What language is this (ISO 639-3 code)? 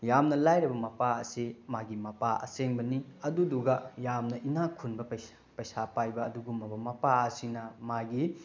mni